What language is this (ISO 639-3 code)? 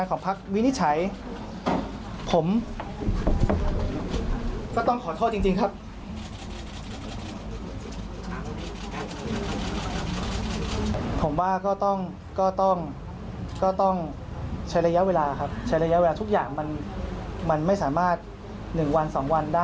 tha